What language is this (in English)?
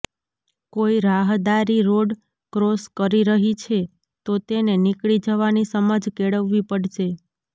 Gujarati